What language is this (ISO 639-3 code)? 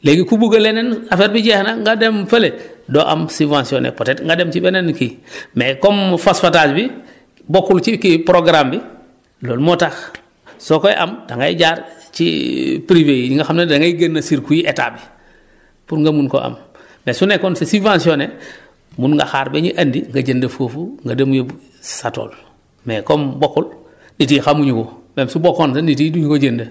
wol